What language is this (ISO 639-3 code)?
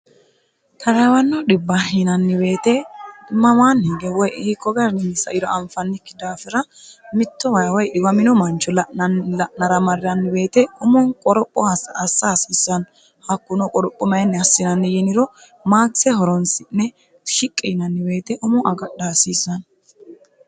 sid